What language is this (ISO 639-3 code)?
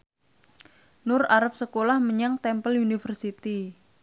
jav